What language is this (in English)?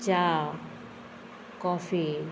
Konkani